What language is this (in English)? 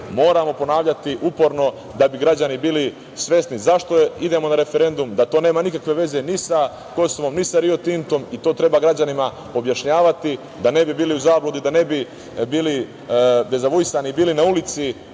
Serbian